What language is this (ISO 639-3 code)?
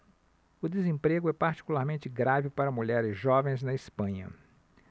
por